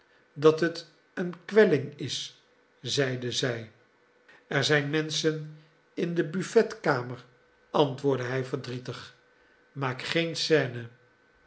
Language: Dutch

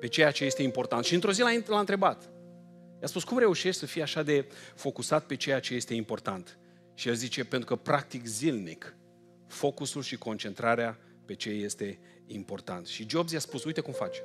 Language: Romanian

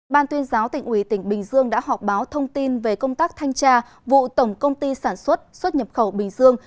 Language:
Vietnamese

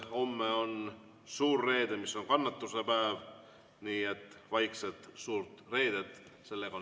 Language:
Estonian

